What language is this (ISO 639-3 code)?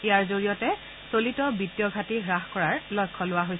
asm